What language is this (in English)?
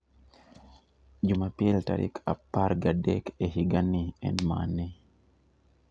Luo (Kenya and Tanzania)